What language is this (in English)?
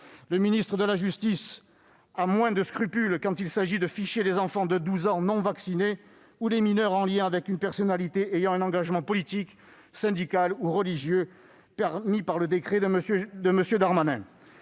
French